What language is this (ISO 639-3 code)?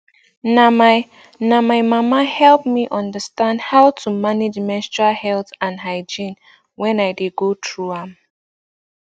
pcm